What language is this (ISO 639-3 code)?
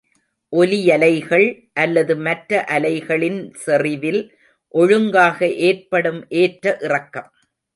tam